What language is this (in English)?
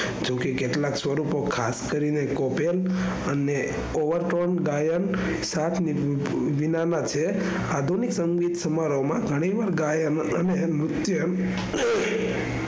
Gujarati